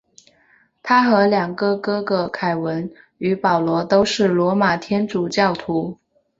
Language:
Chinese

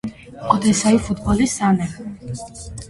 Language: Armenian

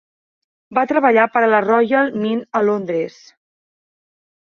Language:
Catalan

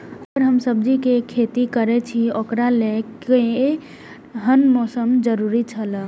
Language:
Maithili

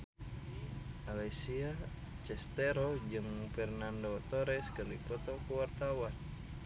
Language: Sundanese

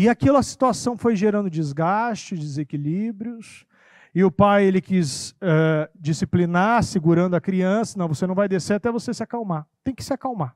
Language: Portuguese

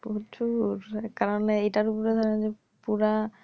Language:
Bangla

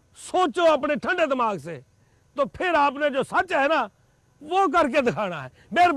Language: Urdu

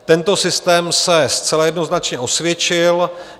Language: Czech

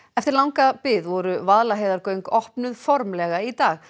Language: Icelandic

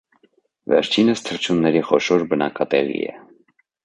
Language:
Armenian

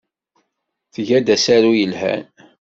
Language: Kabyle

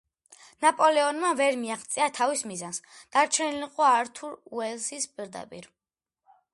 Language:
Georgian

